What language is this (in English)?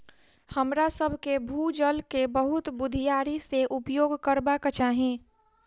Maithili